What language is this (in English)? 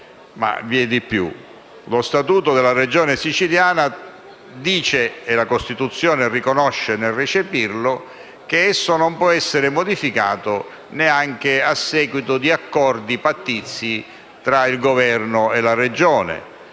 Italian